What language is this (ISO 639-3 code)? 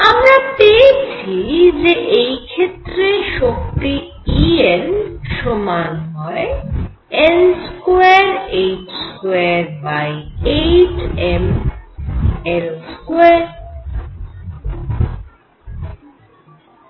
ben